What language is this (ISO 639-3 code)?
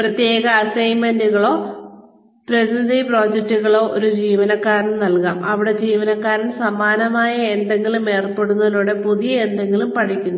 mal